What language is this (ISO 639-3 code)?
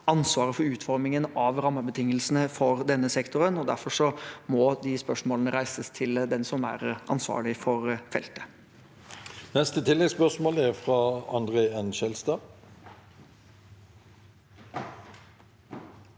nor